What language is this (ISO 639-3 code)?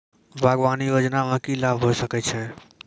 mai